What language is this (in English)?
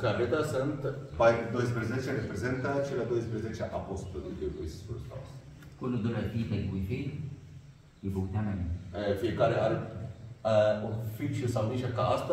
Arabic